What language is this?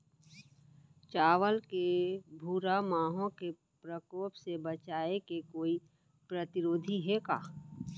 Chhattisgarhi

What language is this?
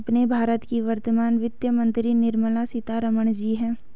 Hindi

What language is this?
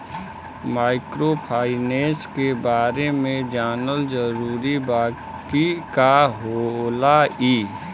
Bhojpuri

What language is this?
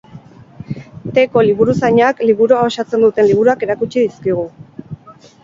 Basque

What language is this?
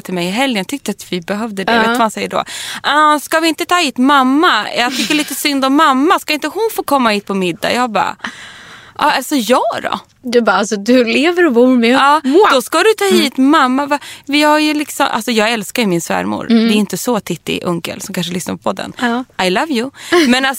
Swedish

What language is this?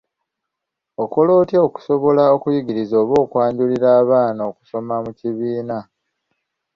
Ganda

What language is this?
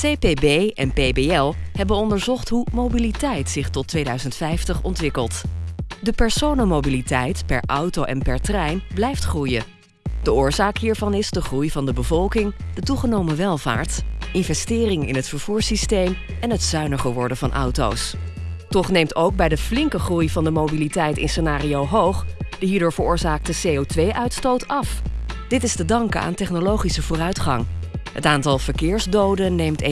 Dutch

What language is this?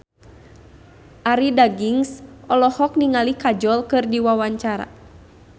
Sundanese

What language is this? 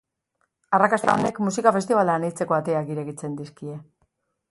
Basque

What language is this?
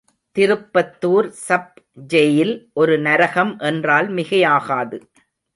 Tamil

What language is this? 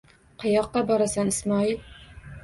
Uzbek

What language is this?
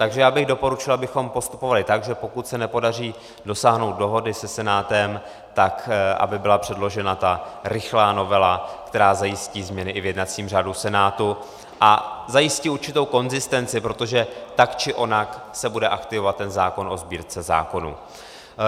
Czech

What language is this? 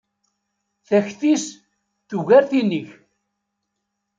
Kabyle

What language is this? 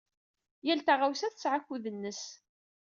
Kabyle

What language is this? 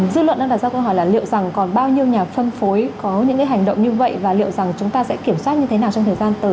Vietnamese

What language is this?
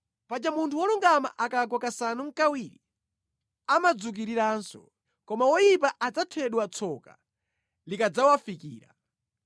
Nyanja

